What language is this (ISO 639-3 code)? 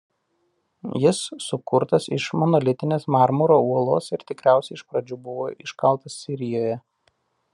lit